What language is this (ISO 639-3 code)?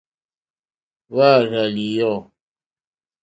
bri